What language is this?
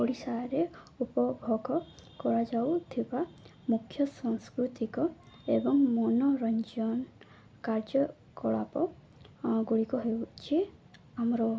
Odia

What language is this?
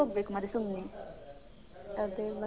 Kannada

